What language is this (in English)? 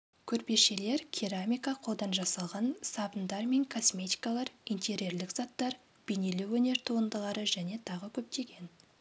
Kazakh